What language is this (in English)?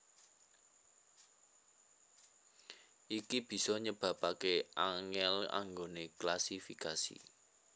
Javanese